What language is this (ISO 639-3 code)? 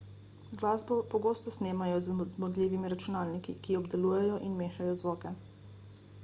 slv